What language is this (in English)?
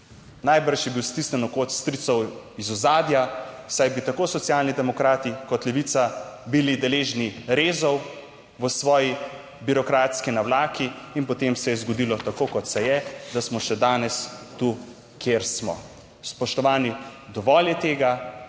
Slovenian